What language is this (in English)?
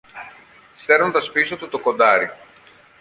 Greek